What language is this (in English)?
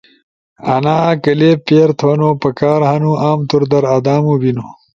Ushojo